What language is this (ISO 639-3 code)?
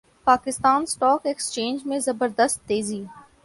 urd